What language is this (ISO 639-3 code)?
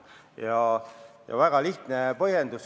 est